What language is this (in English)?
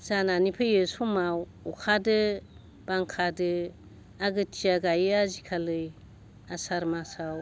Bodo